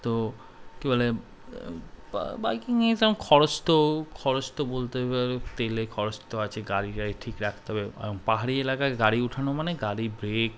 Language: Bangla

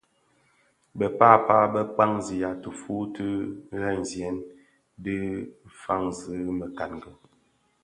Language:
Bafia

